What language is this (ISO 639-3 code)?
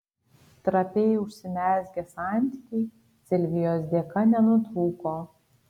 lit